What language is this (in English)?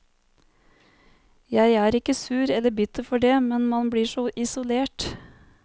Norwegian